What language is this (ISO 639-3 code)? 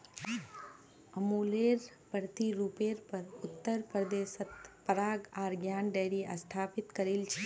mag